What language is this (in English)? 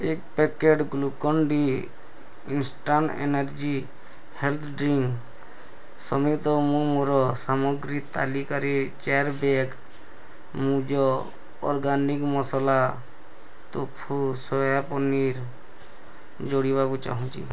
Odia